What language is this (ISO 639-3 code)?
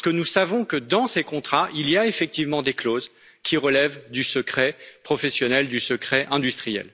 fra